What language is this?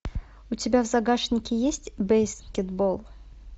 Russian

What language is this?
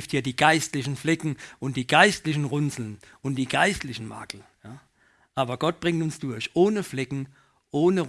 German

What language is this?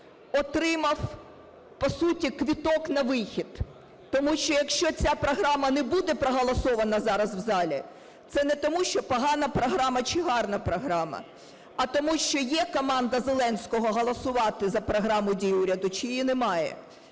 Ukrainian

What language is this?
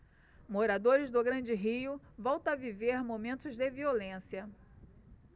Portuguese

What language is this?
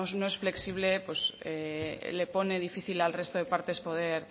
Spanish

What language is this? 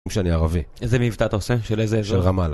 Hebrew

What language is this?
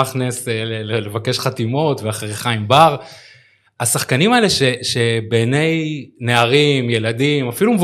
Hebrew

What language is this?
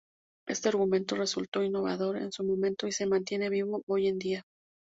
Spanish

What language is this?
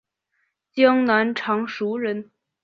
Chinese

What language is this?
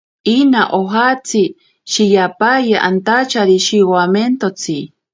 Ashéninka Perené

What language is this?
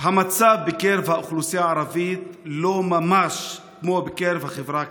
Hebrew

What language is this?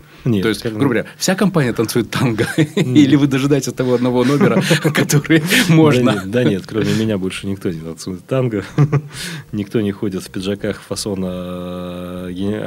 Russian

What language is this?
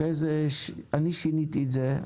Hebrew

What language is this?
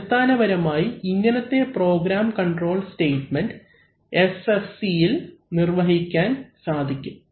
Malayalam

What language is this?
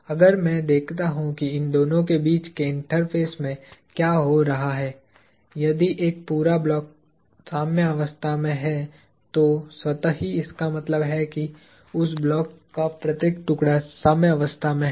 Hindi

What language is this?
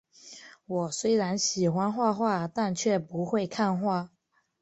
Chinese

